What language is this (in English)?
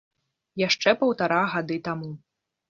Belarusian